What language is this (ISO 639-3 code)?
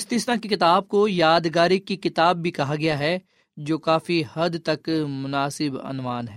urd